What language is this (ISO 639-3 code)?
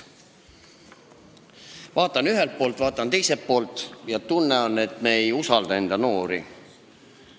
est